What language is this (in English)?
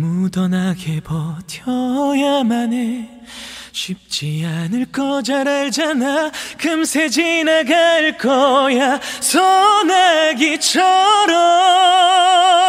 Korean